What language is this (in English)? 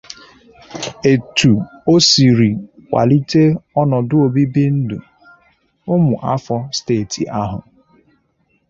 Igbo